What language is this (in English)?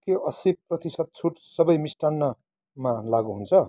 Nepali